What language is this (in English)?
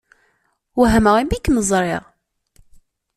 Kabyle